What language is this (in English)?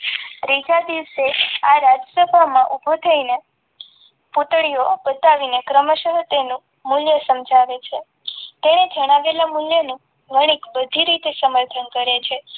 Gujarati